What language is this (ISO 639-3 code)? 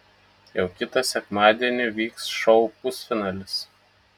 lit